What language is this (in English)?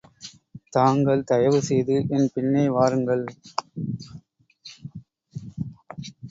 Tamil